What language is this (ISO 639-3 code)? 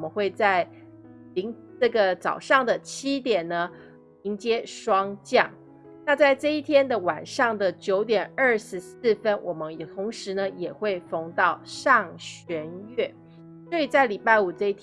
zho